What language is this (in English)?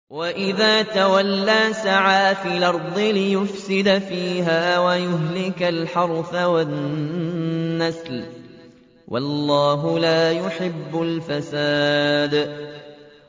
Arabic